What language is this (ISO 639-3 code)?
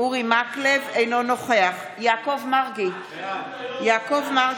heb